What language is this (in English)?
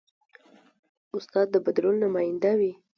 Pashto